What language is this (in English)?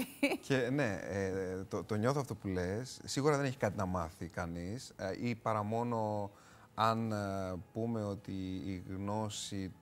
Greek